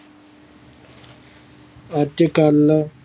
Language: Punjabi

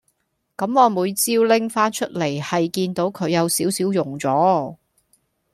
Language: Cantonese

